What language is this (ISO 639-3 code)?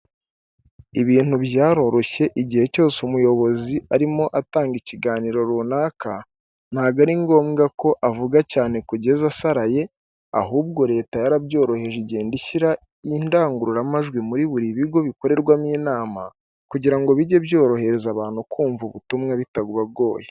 kin